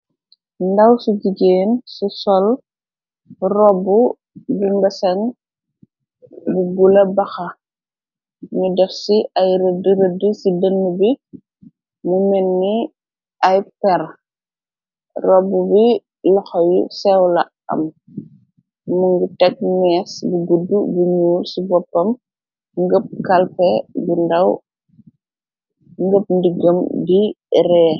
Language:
Wolof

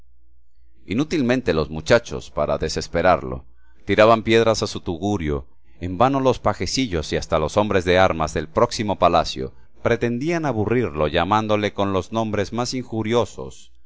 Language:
Spanish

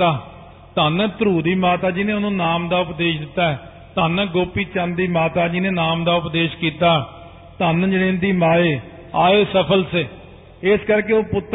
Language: Punjabi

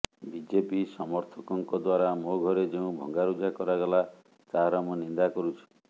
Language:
Odia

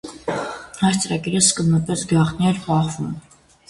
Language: Armenian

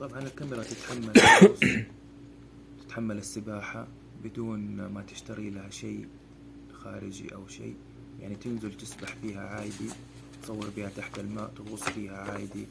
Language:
Arabic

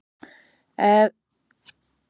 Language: Icelandic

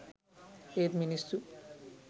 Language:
Sinhala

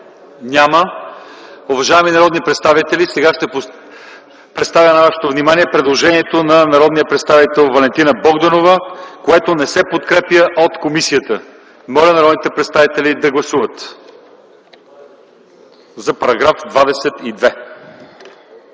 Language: Bulgarian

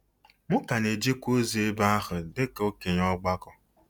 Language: Igbo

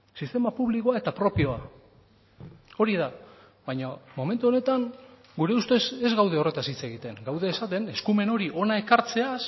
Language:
Basque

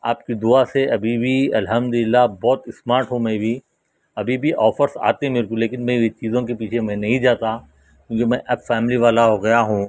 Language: Urdu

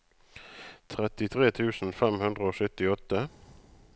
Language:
Norwegian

